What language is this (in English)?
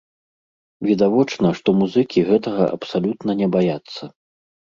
Belarusian